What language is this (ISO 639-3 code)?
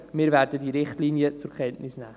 gsw